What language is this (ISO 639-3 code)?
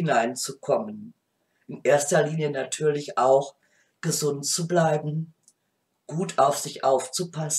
deu